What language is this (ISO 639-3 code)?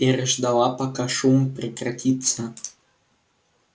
rus